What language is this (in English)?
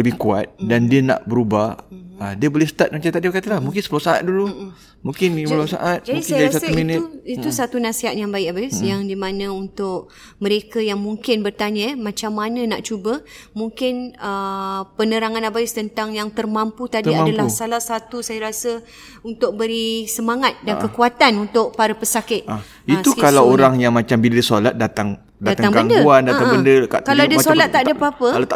Malay